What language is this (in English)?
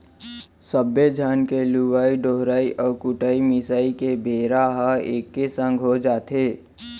Chhattisgarhi